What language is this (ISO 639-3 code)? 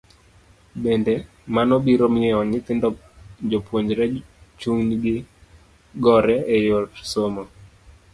luo